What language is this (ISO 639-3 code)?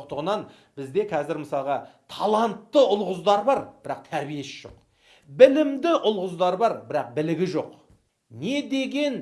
tur